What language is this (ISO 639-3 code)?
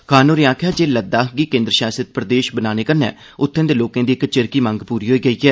doi